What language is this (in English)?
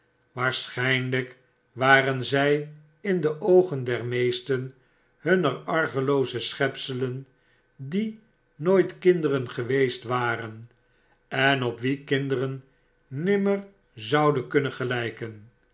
Dutch